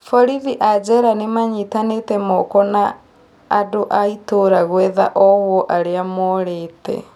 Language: Kikuyu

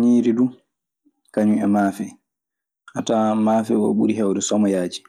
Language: Maasina Fulfulde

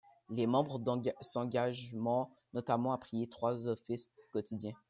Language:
French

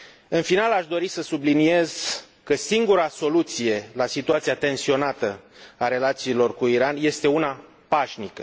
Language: Romanian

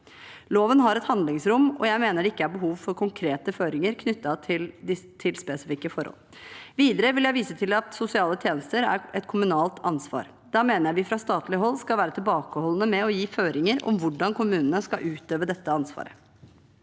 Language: Norwegian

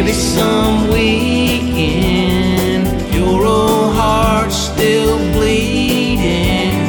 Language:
English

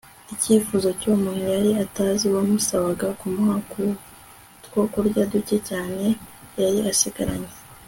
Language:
Kinyarwanda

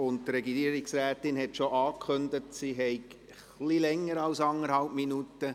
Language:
Swiss German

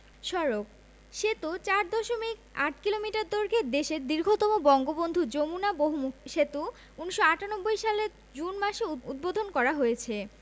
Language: Bangla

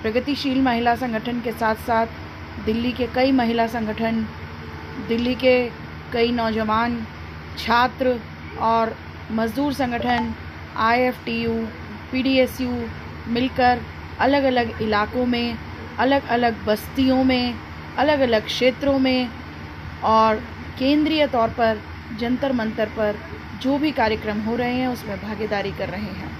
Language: Hindi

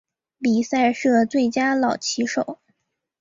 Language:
Chinese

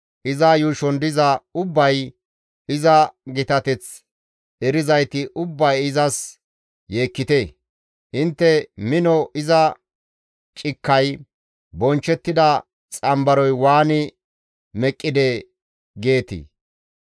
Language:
Gamo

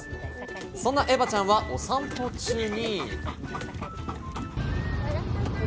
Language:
Japanese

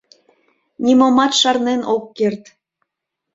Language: Mari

